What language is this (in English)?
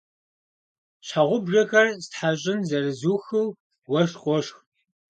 Kabardian